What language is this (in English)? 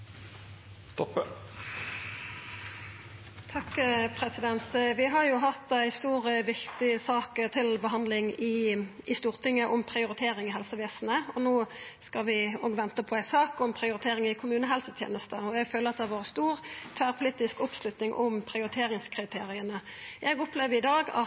Norwegian Nynorsk